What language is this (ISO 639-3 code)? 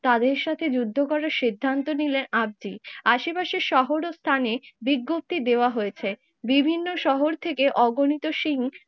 ben